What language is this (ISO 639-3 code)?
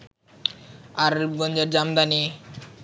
ben